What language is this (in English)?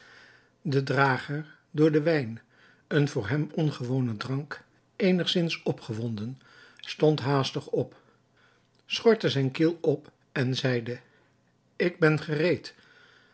Dutch